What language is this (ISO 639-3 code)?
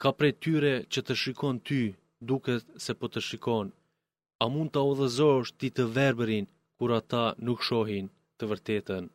ell